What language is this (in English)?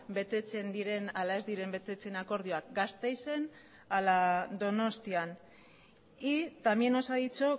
Basque